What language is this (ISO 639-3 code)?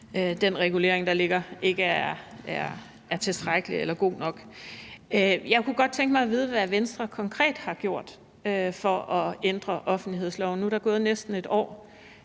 dan